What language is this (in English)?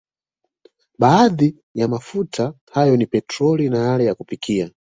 Swahili